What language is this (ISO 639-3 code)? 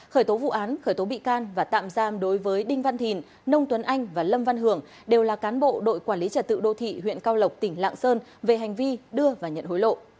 vie